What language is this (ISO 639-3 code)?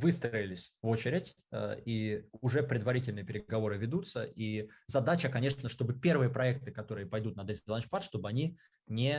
rus